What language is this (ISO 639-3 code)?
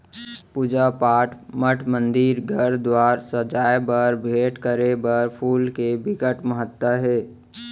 hne